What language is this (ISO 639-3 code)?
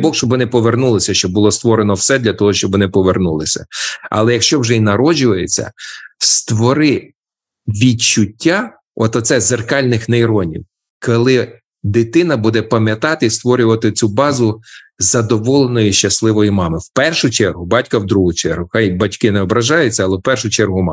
ukr